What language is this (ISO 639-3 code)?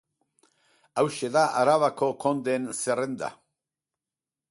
eus